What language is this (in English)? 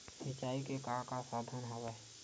Chhattisgarhi